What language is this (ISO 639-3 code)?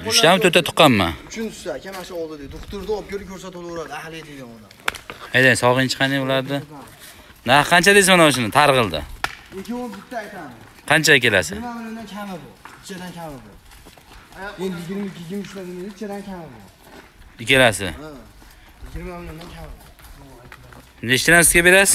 tur